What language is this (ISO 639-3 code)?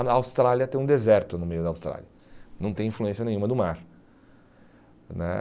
por